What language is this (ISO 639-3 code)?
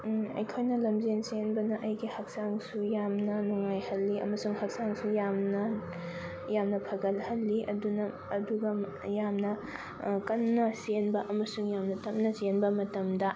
mni